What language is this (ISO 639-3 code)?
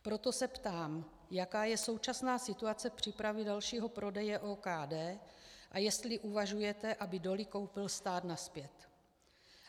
ces